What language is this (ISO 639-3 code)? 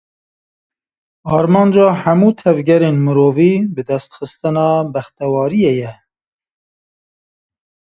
kur